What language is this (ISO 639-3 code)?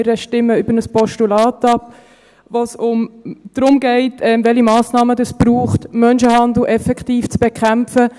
gsw